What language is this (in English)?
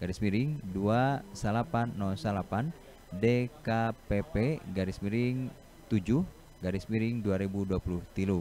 Indonesian